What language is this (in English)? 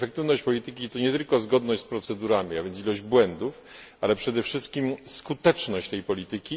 Polish